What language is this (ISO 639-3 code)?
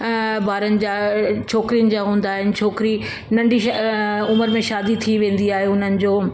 snd